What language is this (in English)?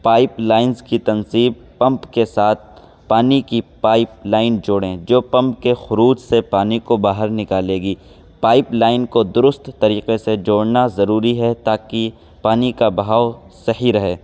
Urdu